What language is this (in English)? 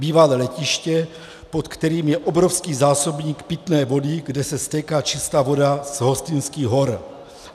Czech